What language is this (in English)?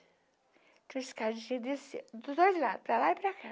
Portuguese